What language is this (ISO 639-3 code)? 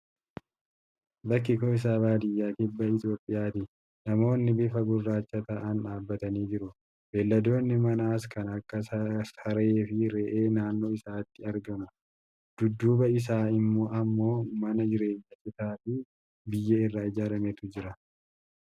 orm